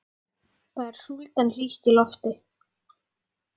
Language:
Icelandic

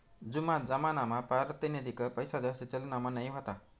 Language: Marathi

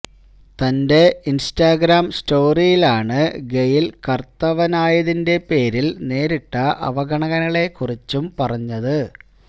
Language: Malayalam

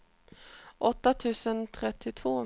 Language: Swedish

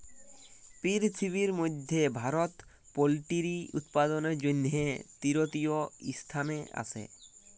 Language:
Bangla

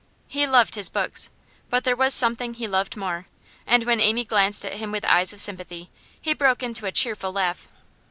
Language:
English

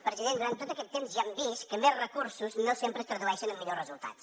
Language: Catalan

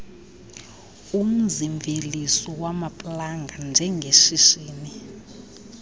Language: Xhosa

